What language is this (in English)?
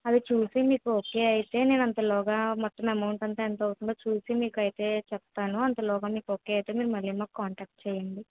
Telugu